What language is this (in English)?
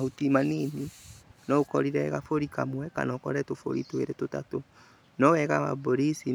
Kikuyu